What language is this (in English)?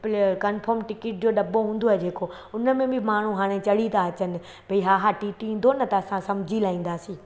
Sindhi